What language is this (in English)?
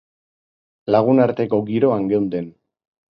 Basque